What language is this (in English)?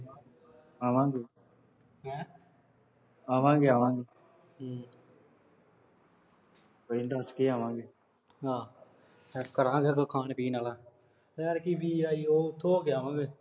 Punjabi